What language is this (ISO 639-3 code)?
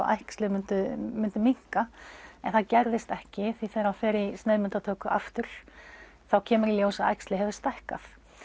isl